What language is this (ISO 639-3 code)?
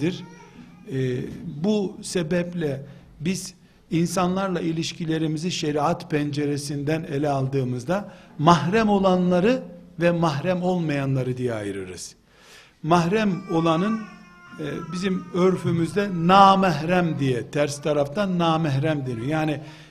tur